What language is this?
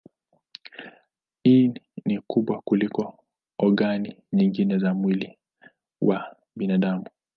Swahili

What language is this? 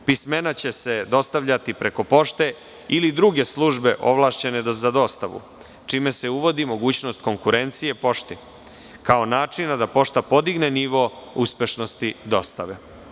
Serbian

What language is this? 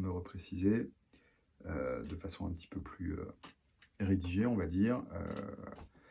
French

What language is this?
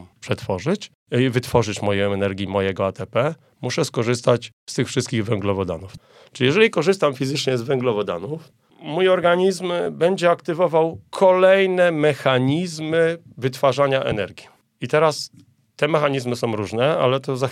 Polish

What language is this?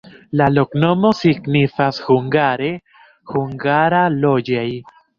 Esperanto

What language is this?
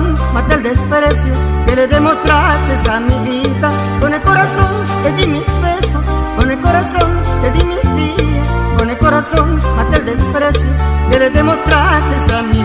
Spanish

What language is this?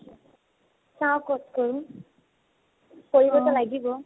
Assamese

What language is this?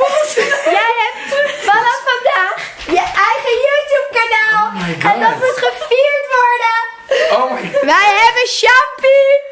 Dutch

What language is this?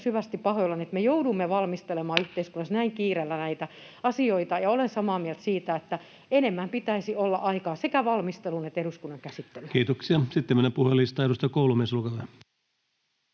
Finnish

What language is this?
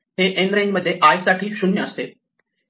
Marathi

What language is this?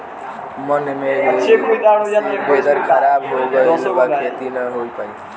Bhojpuri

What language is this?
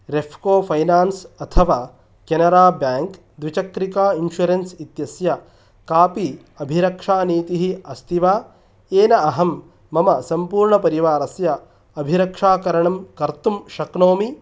Sanskrit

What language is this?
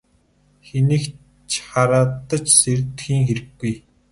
Mongolian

